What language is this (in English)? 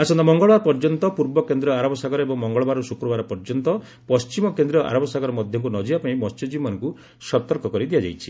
Odia